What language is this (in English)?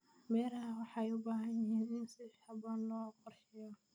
Somali